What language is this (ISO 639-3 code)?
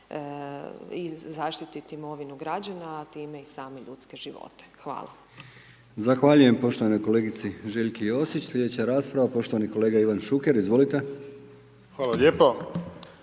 hrv